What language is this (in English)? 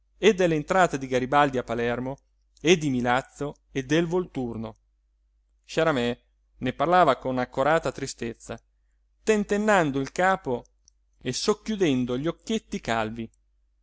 Italian